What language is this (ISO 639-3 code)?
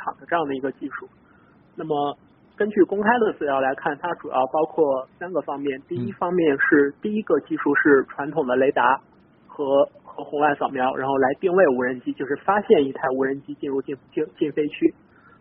zho